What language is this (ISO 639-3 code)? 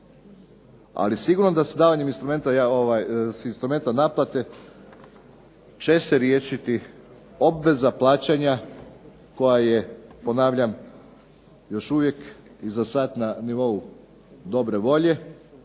hrv